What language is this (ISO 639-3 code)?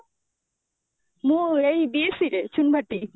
ori